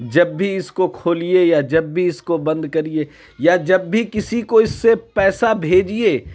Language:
Urdu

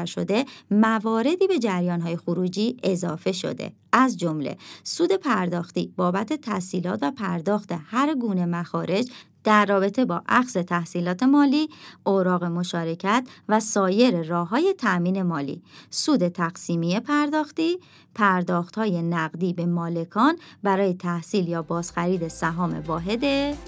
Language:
Persian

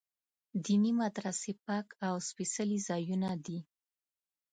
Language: Pashto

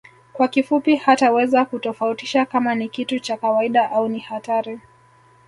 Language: Swahili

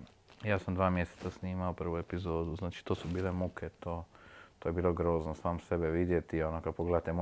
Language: Croatian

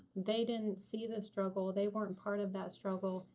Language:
English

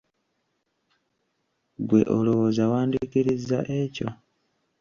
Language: Ganda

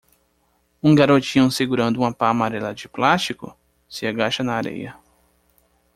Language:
Portuguese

